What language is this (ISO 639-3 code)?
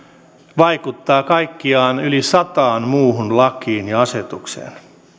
fin